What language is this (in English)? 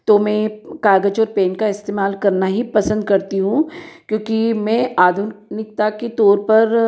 Hindi